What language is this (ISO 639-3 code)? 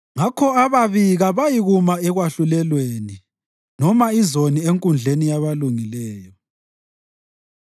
nde